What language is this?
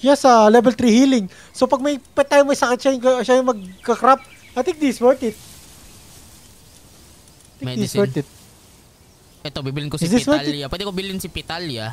Filipino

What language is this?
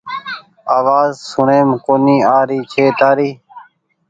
Goaria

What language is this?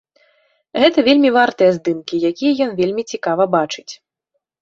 Belarusian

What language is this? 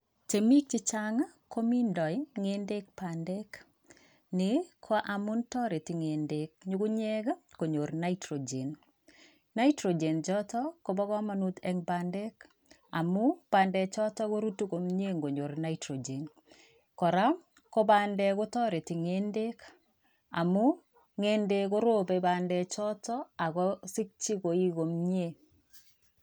Kalenjin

